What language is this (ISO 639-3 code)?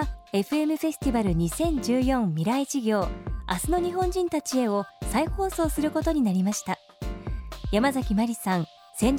jpn